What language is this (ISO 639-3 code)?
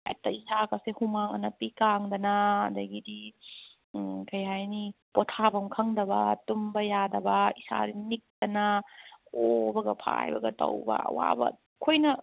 mni